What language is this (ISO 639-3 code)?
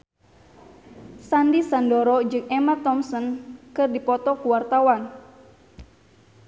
sun